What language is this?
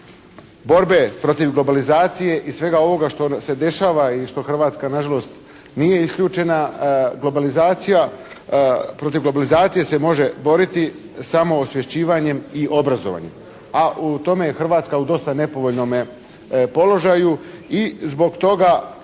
Croatian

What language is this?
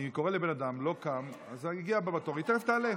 Hebrew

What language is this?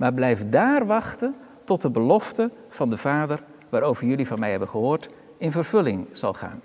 Dutch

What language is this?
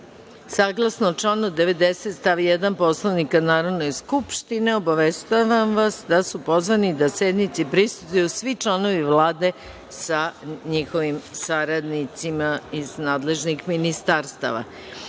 Serbian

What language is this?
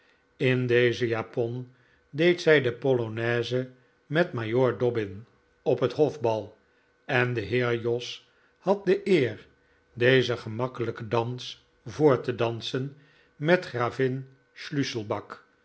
Dutch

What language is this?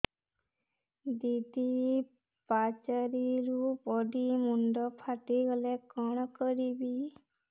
Odia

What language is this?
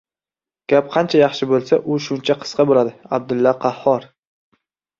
Uzbek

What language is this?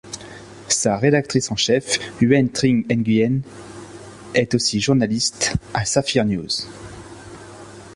French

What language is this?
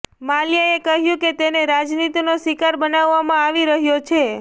Gujarati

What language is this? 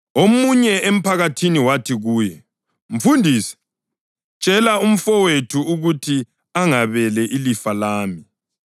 North Ndebele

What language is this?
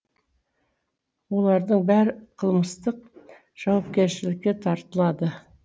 Kazakh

